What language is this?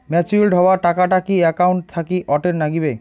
Bangla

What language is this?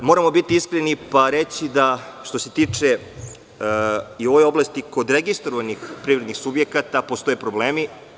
Serbian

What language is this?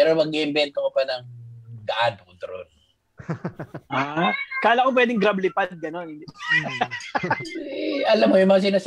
Filipino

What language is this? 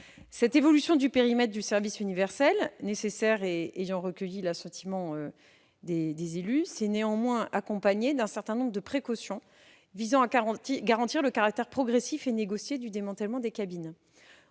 French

